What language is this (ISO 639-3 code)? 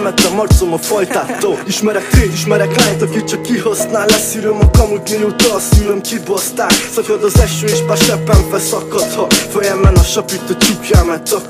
hun